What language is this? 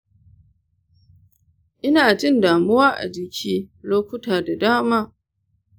Hausa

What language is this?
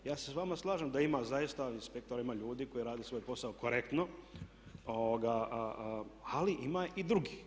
Croatian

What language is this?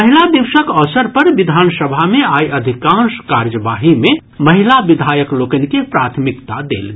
Maithili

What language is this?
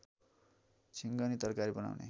Nepali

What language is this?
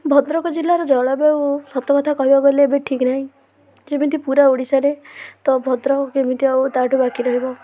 Odia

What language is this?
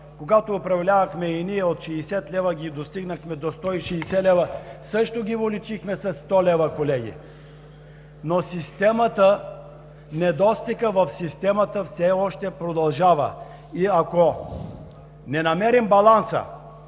Bulgarian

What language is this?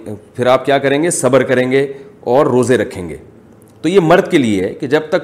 Urdu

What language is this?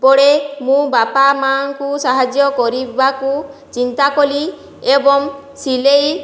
Odia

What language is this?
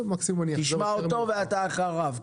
Hebrew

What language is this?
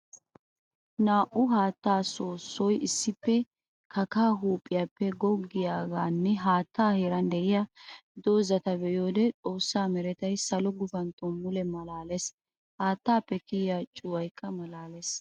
Wolaytta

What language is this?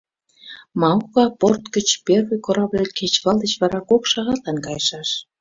Mari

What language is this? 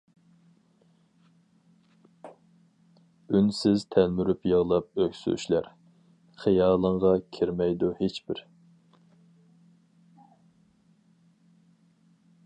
Uyghur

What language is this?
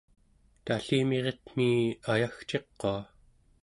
Central Yupik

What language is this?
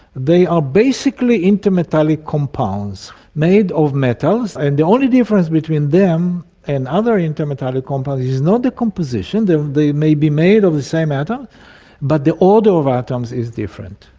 English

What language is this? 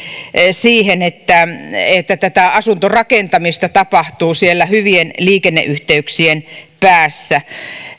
Finnish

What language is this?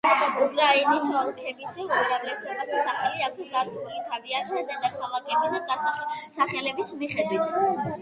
Georgian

